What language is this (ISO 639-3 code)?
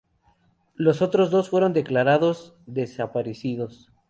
spa